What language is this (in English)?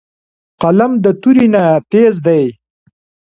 Pashto